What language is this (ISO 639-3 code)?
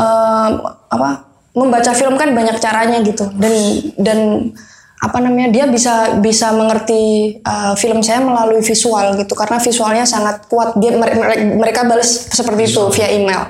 ind